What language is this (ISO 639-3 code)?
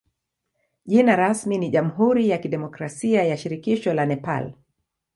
swa